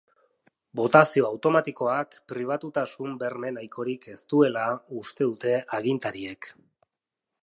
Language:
Basque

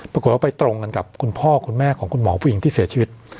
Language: Thai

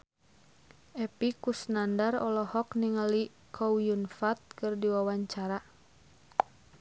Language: Sundanese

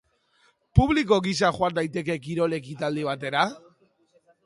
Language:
Basque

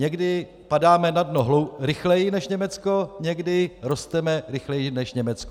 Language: Czech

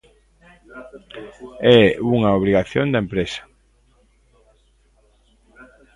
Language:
Galician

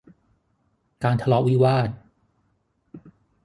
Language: Thai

